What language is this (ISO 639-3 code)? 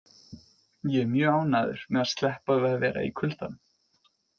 isl